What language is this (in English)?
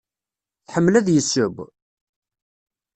Kabyle